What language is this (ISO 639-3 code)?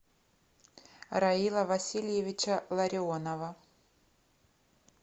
rus